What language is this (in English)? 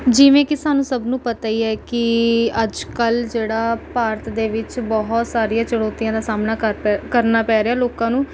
Punjabi